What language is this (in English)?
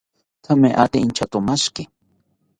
South Ucayali Ashéninka